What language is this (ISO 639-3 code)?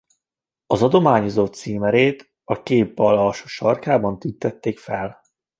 hun